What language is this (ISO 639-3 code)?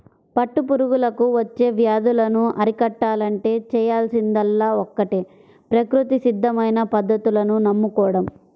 tel